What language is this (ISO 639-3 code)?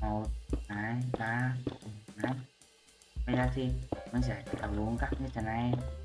vie